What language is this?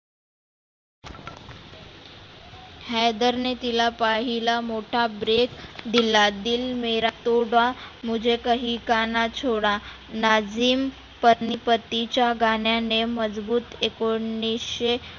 Marathi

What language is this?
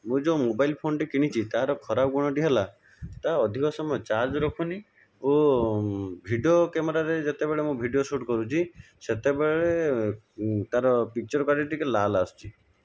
Odia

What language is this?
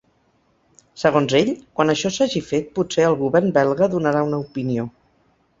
Catalan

